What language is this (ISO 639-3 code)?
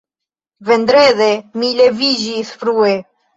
epo